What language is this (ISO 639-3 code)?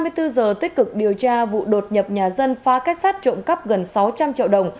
vie